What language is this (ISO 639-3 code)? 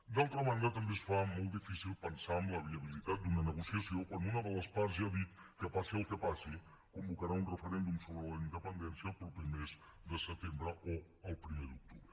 cat